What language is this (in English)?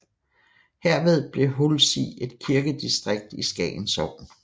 Danish